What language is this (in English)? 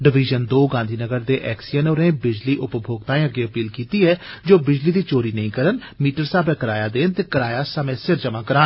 Dogri